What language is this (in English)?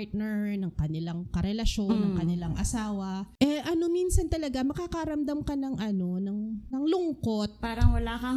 Filipino